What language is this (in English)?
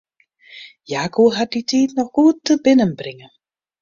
Western Frisian